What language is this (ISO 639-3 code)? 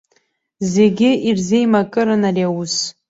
abk